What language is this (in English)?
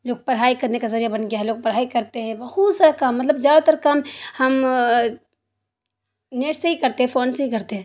Urdu